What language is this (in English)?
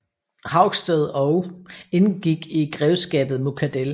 Danish